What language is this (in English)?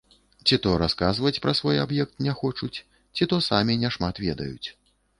Belarusian